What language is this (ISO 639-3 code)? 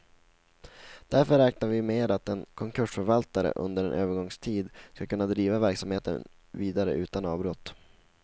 swe